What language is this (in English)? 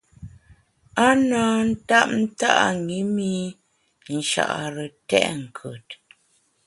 Bamun